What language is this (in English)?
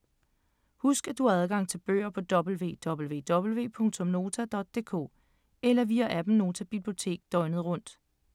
Danish